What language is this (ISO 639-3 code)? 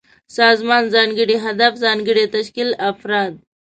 pus